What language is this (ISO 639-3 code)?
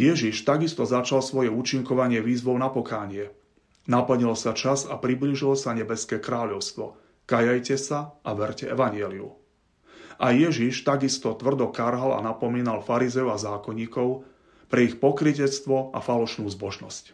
slk